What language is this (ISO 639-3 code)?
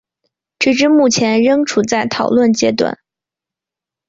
zho